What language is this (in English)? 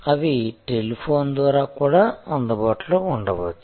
Telugu